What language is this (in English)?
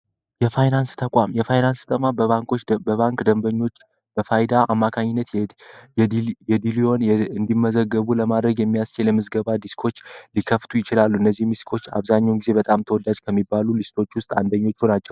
Amharic